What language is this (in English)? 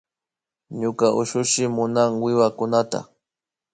Imbabura Highland Quichua